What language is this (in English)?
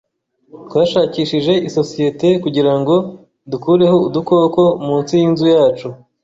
Kinyarwanda